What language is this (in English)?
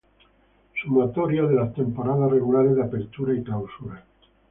Spanish